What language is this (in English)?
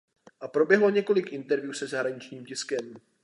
Czech